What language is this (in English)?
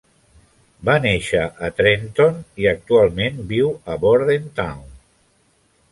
Catalan